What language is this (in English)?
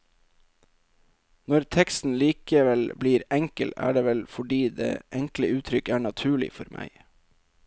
Norwegian